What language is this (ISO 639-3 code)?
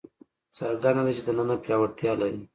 pus